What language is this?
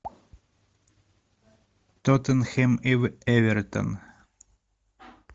Russian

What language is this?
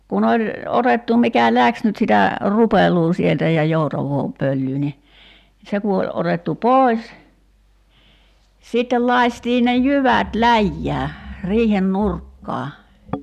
Finnish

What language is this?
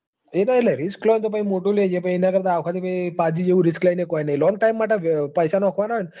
Gujarati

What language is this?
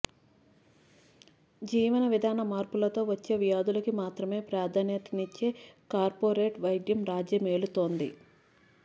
Telugu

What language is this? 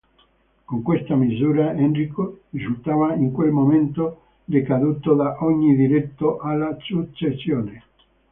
Italian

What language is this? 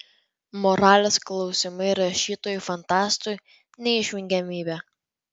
Lithuanian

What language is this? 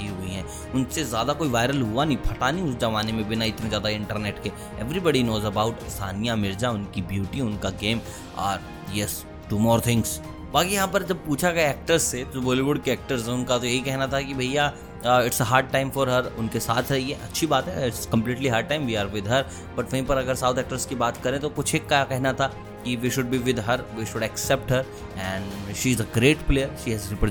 Hindi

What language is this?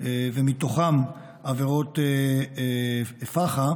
Hebrew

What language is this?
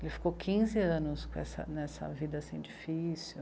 Portuguese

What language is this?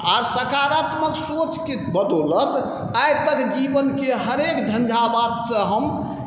Maithili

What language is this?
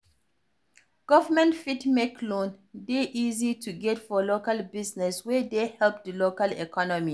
Nigerian Pidgin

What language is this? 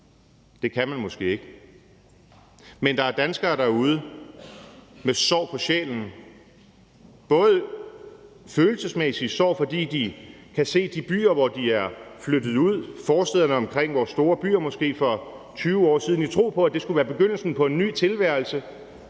Danish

